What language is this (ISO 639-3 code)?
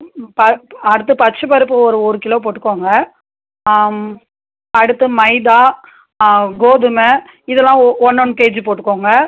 tam